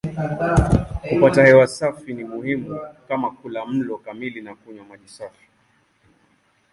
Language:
Swahili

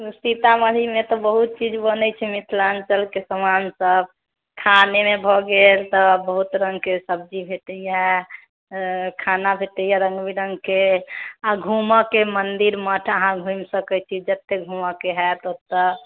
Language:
Maithili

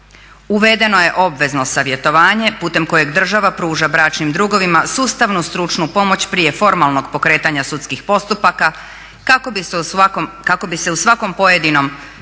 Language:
Croatian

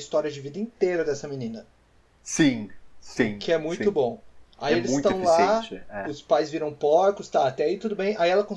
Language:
Portuguese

